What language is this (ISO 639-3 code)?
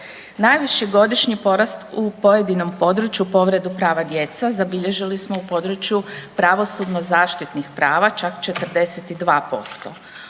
hrv